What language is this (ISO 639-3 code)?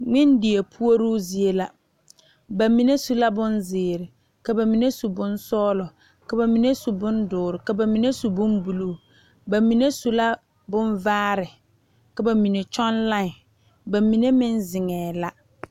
dga